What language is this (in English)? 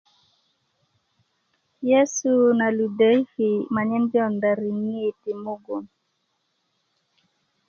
Kuku